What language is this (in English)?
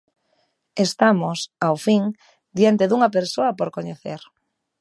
Galician